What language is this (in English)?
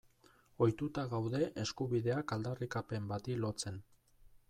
Basque